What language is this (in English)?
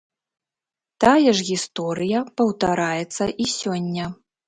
Belarusian